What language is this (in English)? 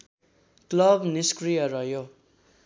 Nepali